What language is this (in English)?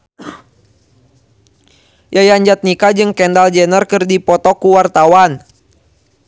Sundanese